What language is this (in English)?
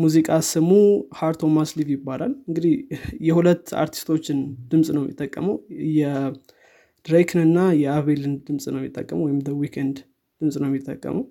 Amharic